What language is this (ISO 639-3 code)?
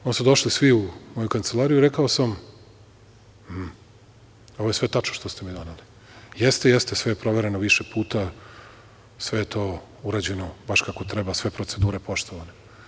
srp